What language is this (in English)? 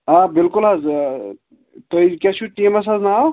Kashmiri